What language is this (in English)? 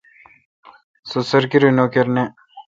Kalkoti